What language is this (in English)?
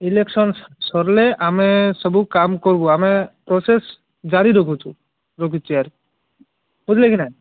Odia